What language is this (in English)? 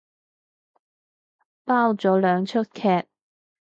Cantonese